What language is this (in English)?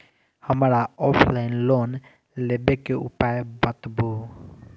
Maithili